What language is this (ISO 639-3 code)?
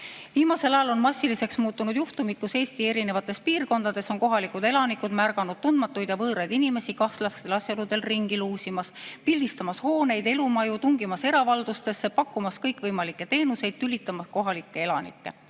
est